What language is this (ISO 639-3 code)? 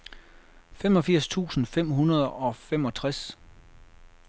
dan